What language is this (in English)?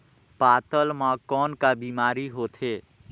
Chhattisgarhi